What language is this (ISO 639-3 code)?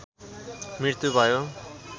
nep